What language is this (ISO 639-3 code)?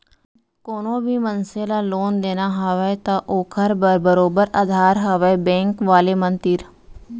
hne